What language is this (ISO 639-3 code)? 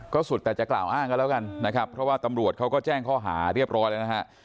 tha